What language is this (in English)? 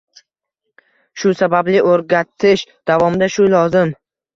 Uzbek